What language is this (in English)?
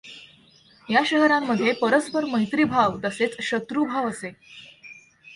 Marathi